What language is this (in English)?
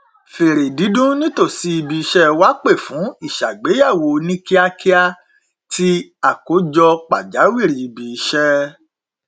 Yoruba